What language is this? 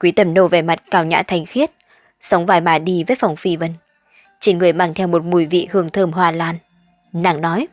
Vietnamese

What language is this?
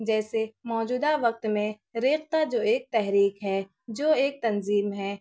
Urdu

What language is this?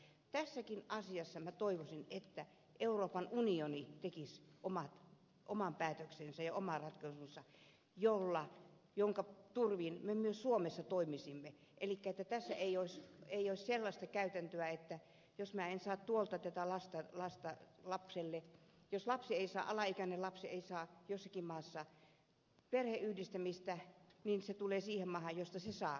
Finnish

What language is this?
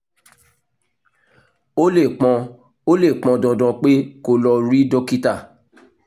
Yoruba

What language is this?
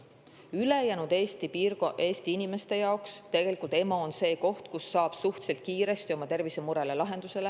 Estonian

